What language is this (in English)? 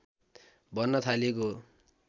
Nepali